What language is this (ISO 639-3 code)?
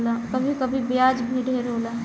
bho